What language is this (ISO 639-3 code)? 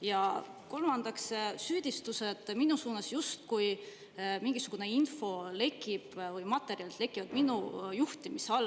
est